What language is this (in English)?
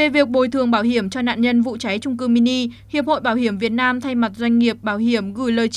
Vietnamese